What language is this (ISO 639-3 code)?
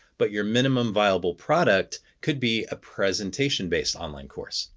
eng